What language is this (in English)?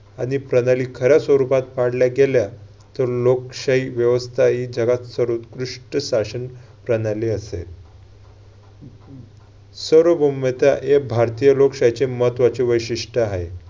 Marathi